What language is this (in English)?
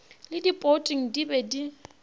Northern Sotho